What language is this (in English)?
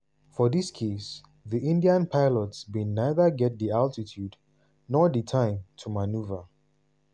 Nigerian Pidgin